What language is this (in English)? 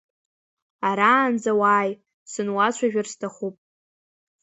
Abkhazian